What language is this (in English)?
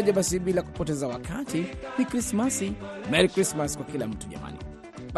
Swahili